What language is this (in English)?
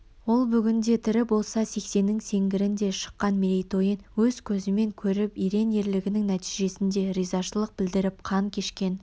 Kazakh